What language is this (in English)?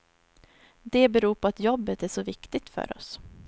Swedish